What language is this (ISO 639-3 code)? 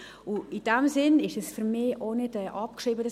gsw